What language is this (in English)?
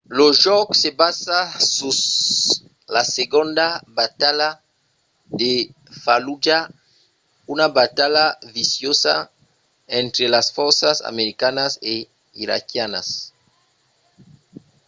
Occitan